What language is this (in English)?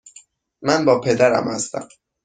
Persian